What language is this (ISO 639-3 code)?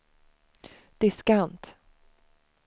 swe